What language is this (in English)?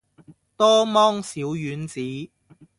Cantonese